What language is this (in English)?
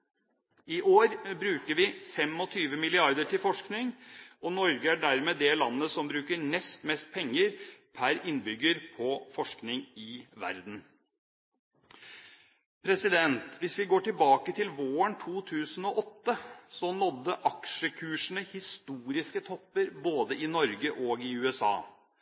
Norwegian Bokmål